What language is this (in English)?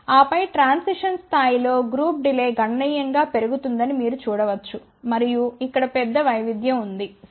Telugu